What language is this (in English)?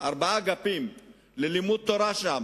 Hebrew